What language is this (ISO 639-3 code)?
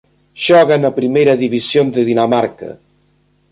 glg